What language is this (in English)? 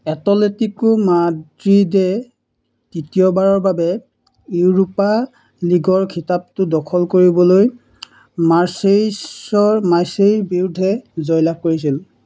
Assamese